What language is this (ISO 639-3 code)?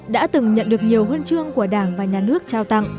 vie